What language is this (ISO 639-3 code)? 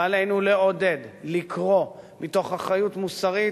heb